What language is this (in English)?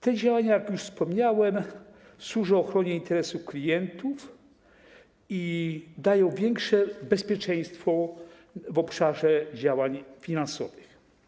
Polish